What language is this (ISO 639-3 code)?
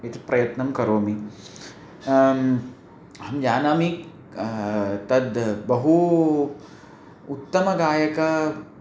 san